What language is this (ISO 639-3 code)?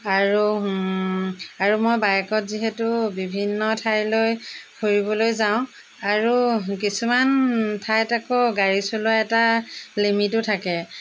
asm